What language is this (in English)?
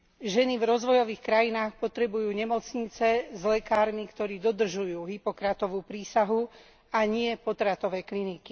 Slovak